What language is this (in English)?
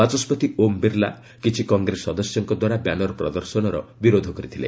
Odia